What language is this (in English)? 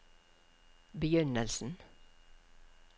Norwegian